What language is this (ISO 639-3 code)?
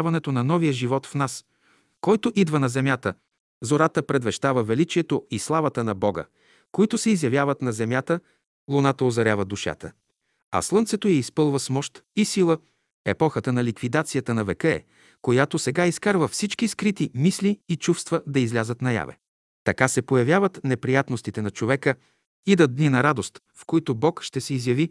bul